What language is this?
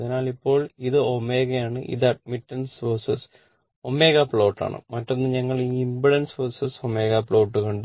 Malayalam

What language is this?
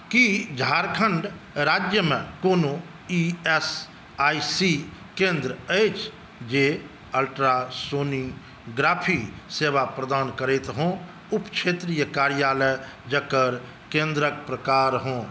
Maithili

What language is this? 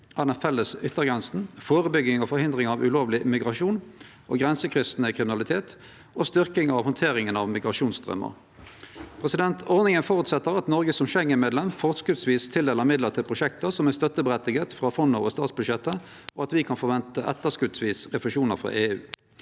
Norwegian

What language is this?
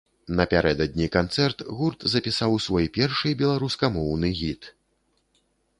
Belarusian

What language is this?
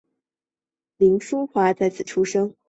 Chinese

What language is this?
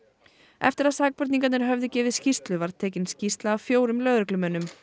Icelandic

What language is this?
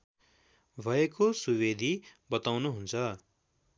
Nepali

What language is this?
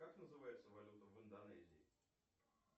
Russian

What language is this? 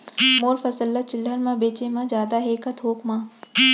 Chhattisgarhi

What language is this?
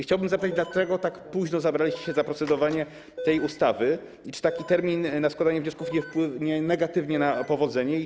Polish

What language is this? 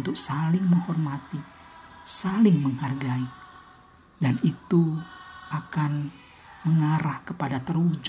Indonesian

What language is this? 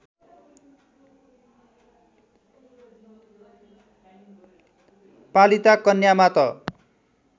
Nepali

